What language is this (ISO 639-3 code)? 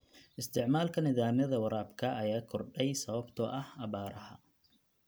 som